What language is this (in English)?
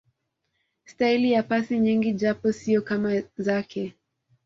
Swahili